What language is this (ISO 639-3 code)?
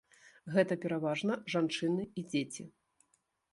bel